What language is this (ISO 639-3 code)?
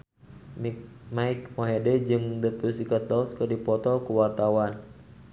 sun